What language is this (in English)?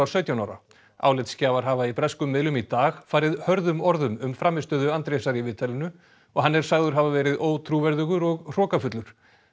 Icelandic